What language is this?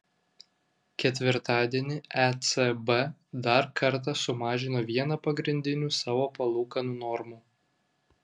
Lithuanian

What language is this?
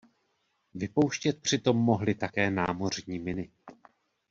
Czech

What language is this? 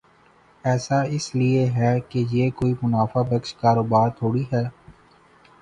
Urdu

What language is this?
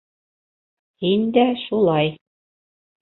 Bashkir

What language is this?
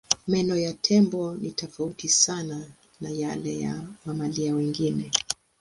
Swahili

